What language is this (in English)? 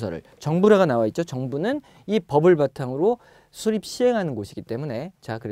Korean